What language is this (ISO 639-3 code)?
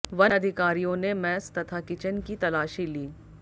hin